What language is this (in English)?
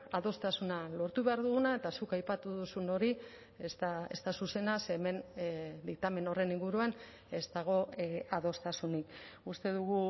Basque